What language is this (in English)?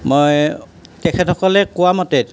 Assamese